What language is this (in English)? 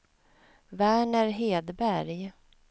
Swedish